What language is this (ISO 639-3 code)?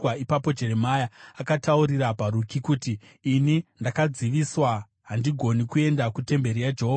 sna